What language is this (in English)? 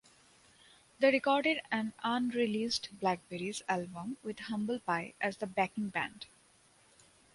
English